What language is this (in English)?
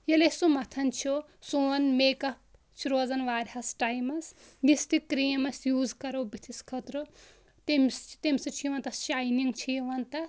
Kashmiri